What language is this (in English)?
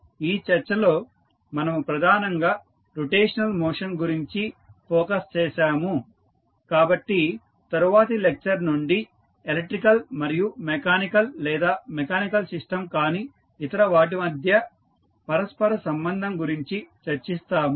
Telugu